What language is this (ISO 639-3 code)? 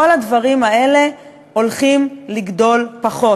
heb